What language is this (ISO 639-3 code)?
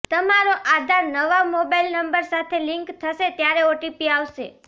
guj